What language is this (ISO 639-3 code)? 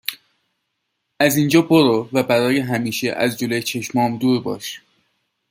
fas